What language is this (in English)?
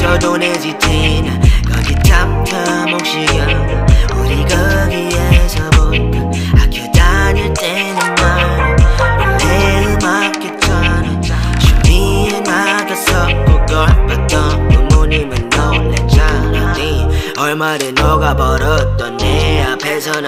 Korean